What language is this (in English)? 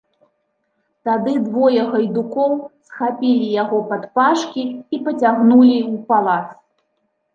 Belarusian